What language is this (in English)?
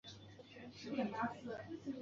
Chinese